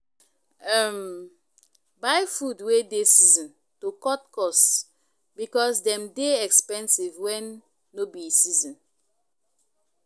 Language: Nigerian Pidgin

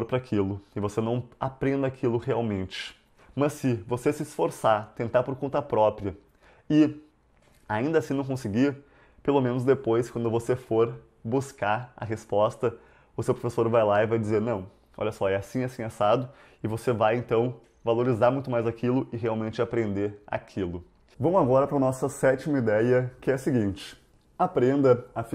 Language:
Portuguese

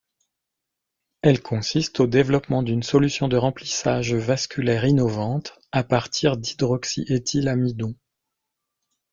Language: French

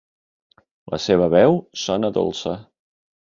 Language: Catalan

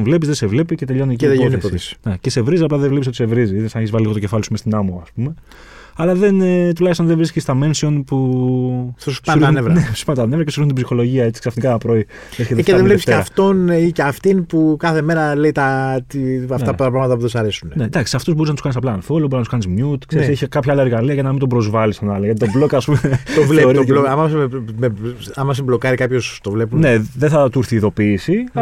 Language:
Greek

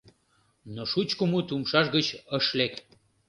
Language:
Mari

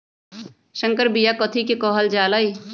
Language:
Magahi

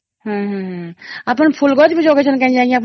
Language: Odia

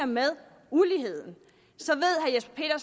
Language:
Danish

